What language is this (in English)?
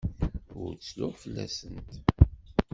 Kabyle